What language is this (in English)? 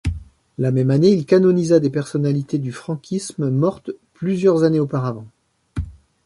French